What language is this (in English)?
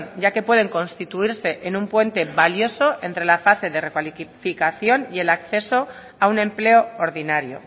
Spanish